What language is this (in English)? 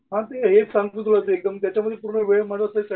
Marathi